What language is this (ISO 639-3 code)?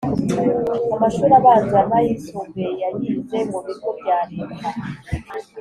kin